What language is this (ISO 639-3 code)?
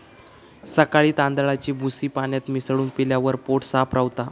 mar